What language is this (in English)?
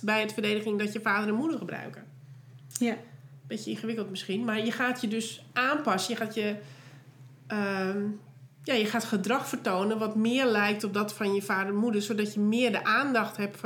Dutch